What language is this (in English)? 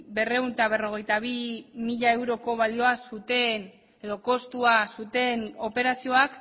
Basque